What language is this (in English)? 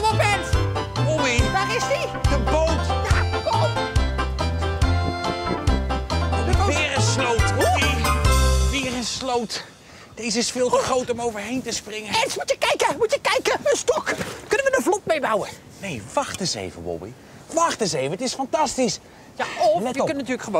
Dutch